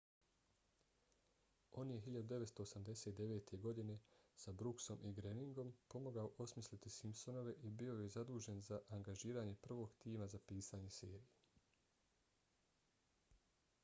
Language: Bosnian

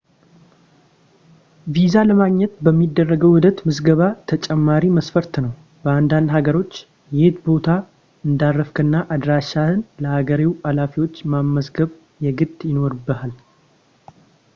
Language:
Amharic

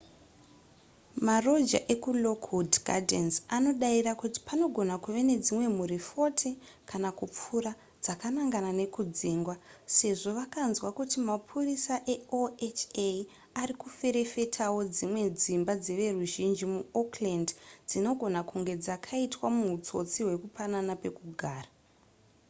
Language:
Shona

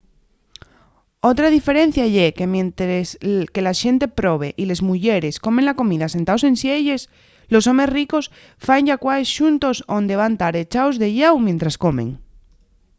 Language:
Asturian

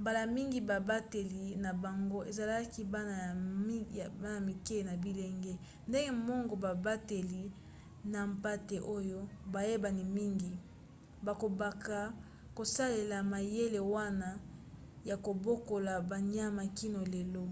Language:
Lingala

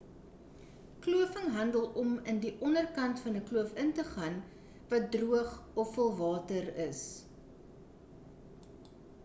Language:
Afrikaans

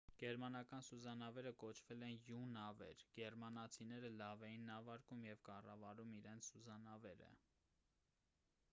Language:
Armenian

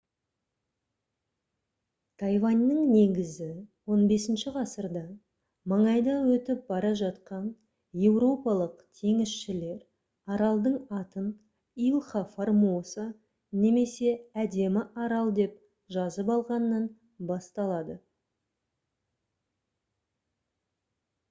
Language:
Kazakh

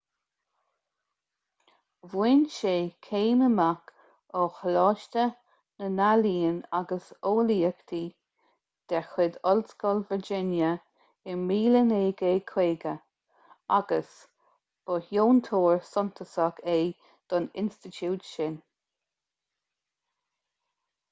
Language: Irish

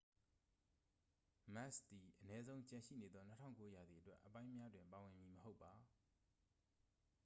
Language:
Burmese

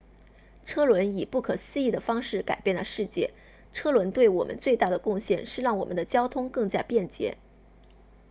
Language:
Chinese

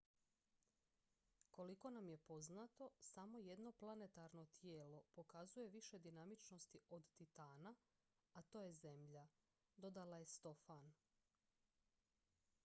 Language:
Croatian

